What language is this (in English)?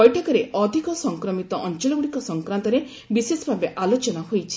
Odia